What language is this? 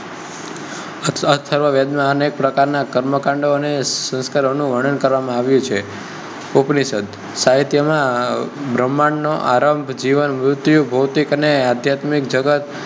Gujarati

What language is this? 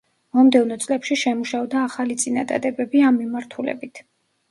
Georgian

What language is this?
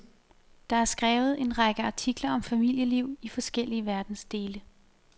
Danish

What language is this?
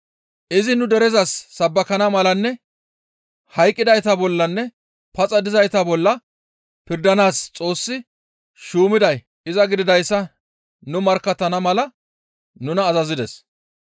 Gamo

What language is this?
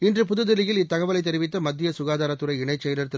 Tamil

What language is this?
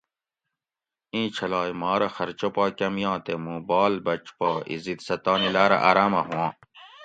Gawri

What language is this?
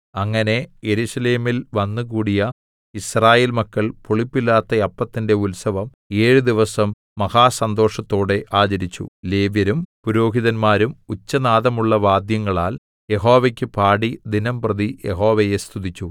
Malayalam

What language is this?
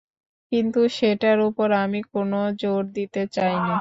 Bangla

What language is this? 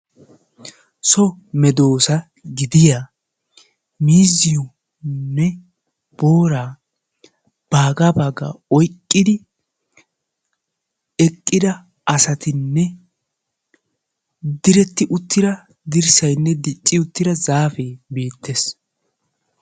Wolaytta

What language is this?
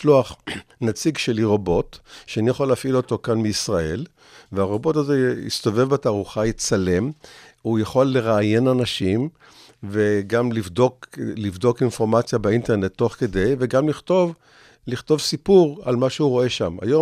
Hebrew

